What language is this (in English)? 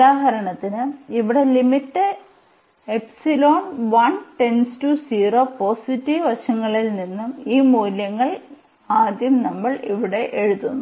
Malayalam